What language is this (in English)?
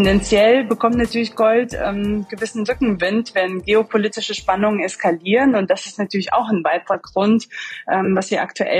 German